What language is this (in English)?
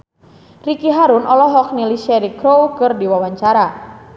Sundanese